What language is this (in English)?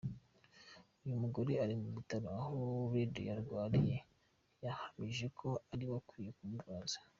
Kinyarwanda